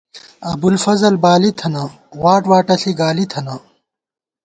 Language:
Gawar-Bati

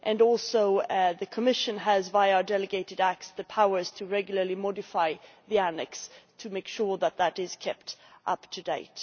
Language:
English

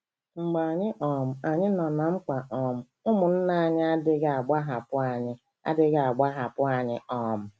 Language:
Igbo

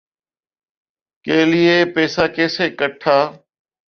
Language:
Urdu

